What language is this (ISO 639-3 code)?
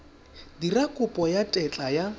tsn